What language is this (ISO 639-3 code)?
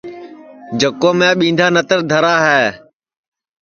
ssi